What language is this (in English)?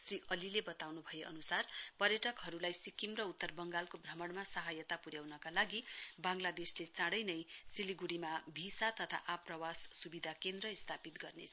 Nepali